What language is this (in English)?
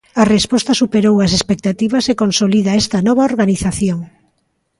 Galician